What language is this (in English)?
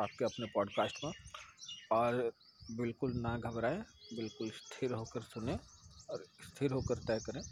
Hindi